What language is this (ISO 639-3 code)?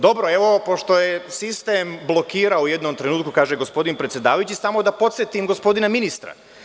srp